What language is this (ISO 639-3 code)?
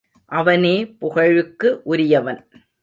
tam